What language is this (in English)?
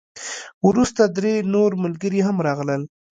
Pashto